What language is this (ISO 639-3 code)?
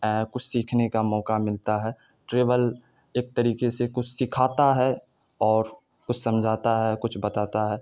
urd